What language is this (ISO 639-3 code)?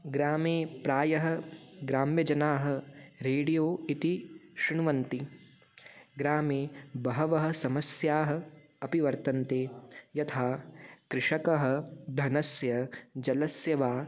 san